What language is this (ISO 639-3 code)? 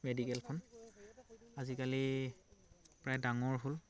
asm